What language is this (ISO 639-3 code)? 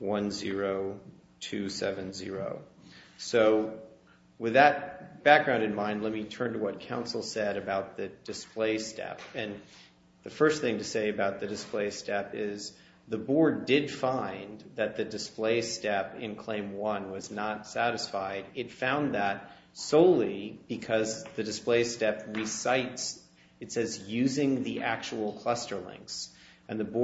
eng